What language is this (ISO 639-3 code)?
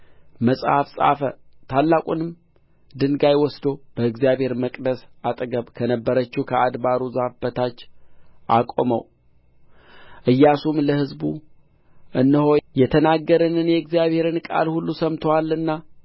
amh